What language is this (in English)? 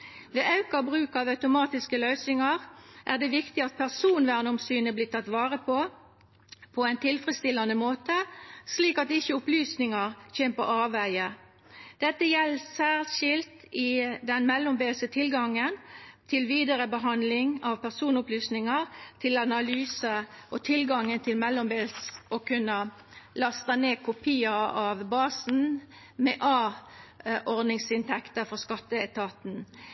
Norwegian Nynorsk